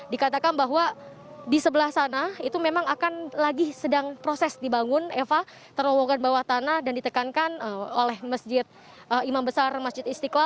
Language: Indonesian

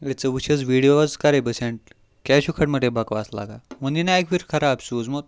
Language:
Kashmiri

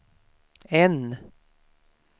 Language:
Swedish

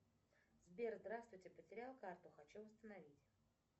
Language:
Russian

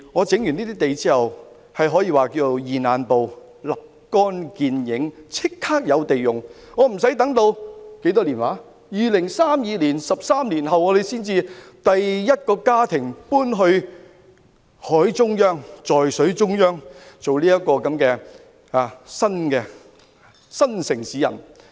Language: Cantonese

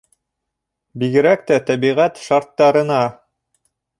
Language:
Bashkir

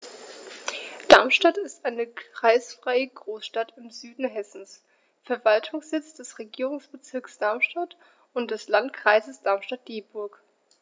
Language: German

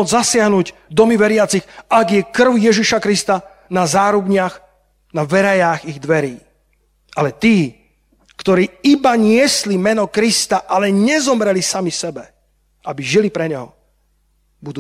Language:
Slovak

